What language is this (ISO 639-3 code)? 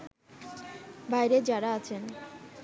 ben